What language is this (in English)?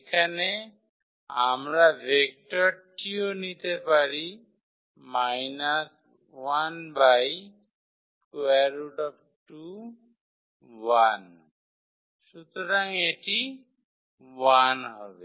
Bangla